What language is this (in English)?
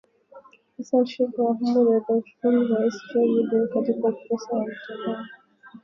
Swahili